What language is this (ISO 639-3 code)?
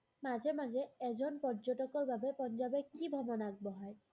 asm